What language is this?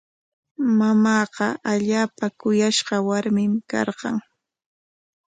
Corongo Ancash Quechua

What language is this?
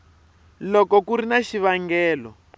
Tsonga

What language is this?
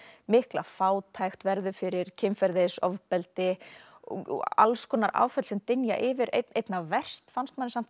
Icelandic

